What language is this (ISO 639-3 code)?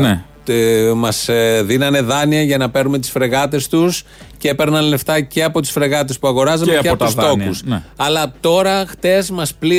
ell